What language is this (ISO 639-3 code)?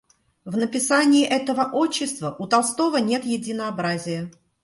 rus